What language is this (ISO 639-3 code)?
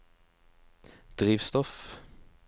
nor